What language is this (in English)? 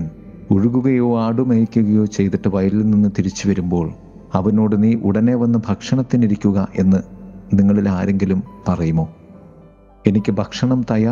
Malayalam